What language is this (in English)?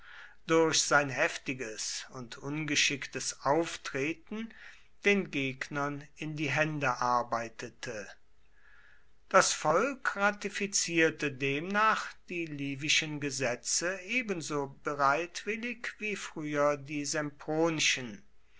German